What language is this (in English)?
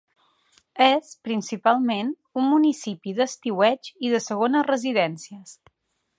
Catalan